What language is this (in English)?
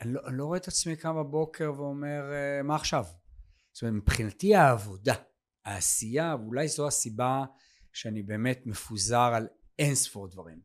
Hebrew